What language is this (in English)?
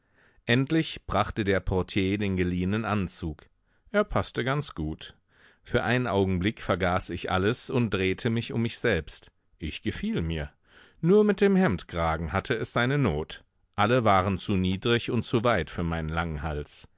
German